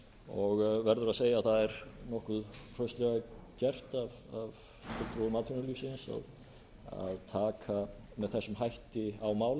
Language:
Icelandic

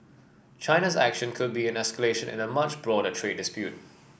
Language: English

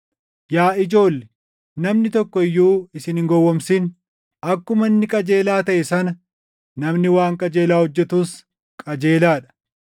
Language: Oromo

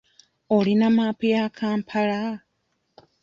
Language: Ganda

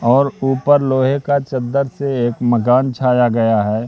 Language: Hindi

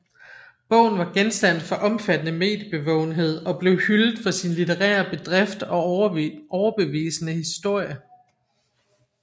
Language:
Danish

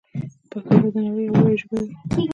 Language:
Pashto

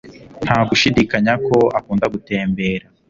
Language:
Kinyarwanda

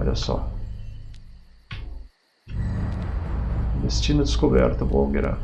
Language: Portuguese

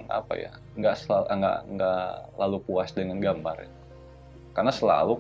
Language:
Indonesian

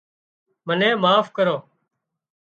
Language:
Wadiyara Koli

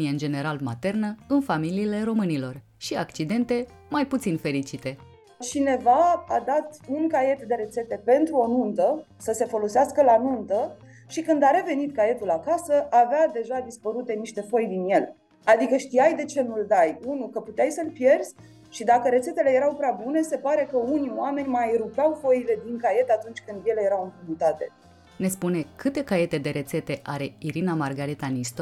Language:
Romanian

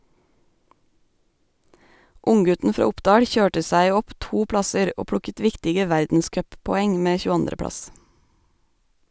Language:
Norwegian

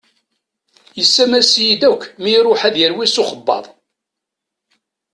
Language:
Kabyle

